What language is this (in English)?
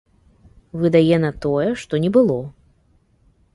Belarusian